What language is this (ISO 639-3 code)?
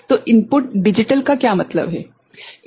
hin